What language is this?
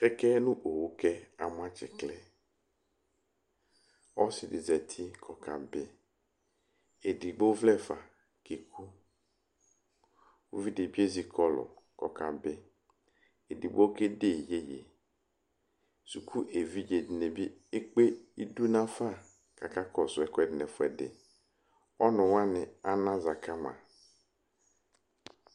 Ikposo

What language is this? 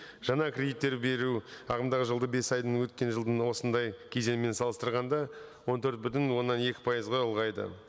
Kazakh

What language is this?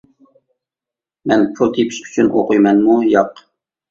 Uyghur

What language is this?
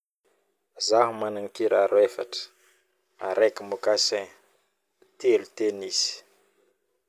Northern Betsimisaraka Malagasy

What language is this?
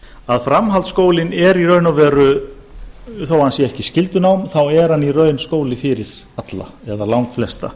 Icelandic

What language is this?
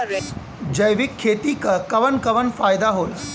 Bhojpuri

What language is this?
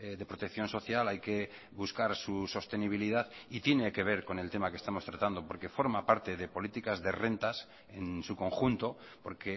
Spanish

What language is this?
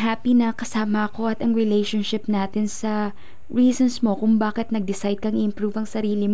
Filipino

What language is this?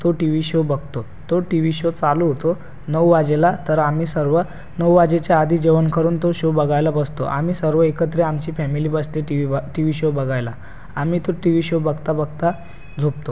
Marathi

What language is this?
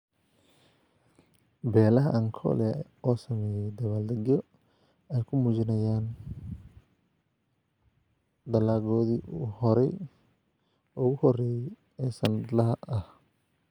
Somali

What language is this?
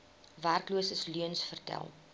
Afrikaans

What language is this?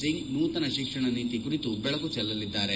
Kannada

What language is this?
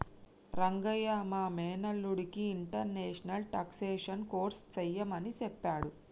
Telugu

